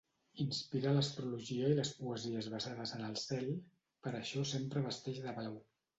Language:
Catalan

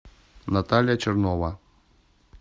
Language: Russian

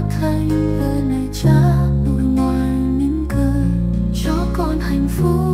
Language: Vietnamese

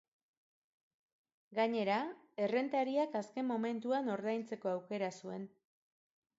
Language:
Basque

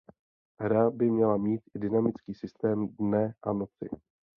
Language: Czech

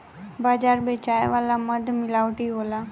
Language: Bhojpuri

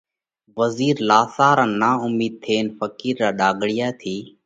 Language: Parkari Koli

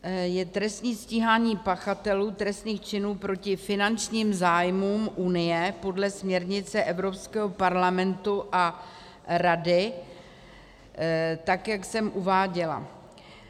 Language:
Czech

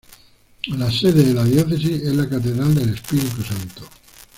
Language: Spanish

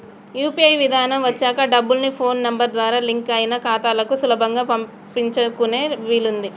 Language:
Telugu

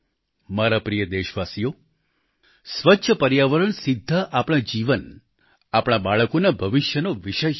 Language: Gujarati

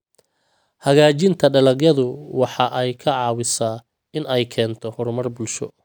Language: Somali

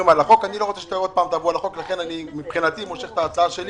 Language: Hebrew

